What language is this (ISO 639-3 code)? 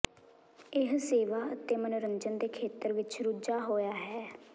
pan